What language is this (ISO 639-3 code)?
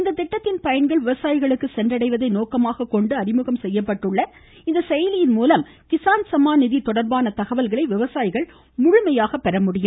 tam